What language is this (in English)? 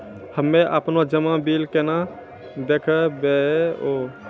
Maithili